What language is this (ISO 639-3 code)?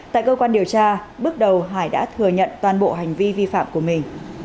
vie